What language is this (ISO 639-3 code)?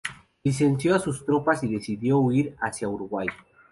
spa